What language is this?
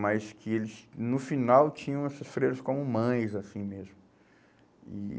Portuguese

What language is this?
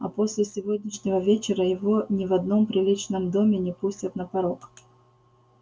Russian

